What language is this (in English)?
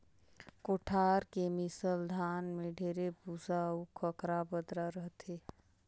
Chhattisgarhi